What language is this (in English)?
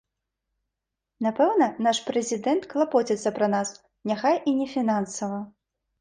Belarusian